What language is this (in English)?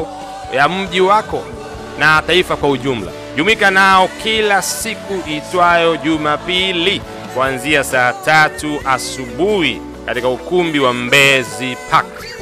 Swahili